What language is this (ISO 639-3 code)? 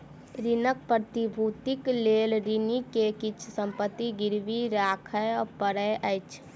mai